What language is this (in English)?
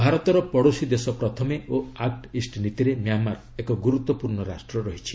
Odia